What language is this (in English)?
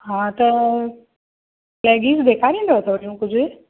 Sindhi